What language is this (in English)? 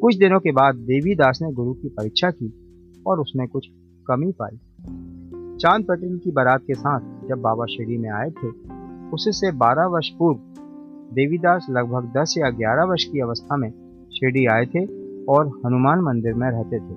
Hindi